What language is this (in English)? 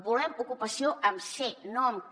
Catalan